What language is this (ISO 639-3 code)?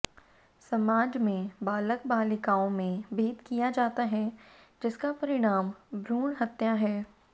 hin